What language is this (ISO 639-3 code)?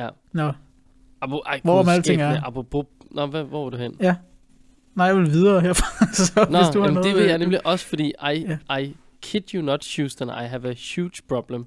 dan